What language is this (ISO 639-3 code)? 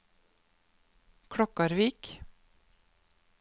nor